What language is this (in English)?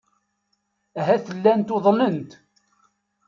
Kabyle